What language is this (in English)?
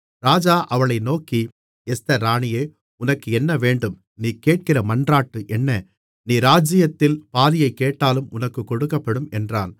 Tamil